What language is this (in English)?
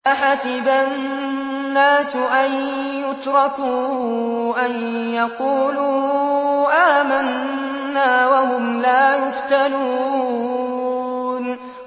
Arabic